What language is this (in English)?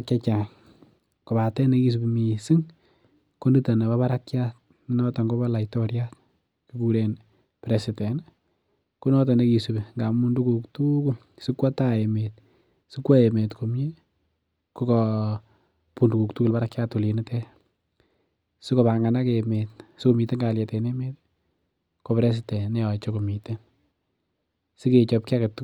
Kalenjin